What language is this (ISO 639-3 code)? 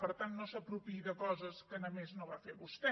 cat